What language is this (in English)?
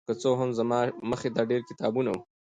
Pashto